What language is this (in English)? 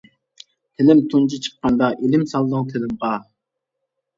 Uyghur